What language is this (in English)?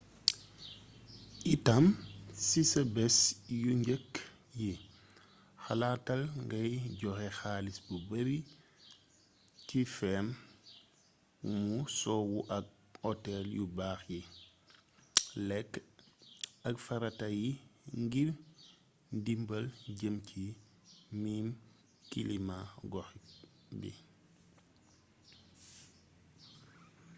Wolof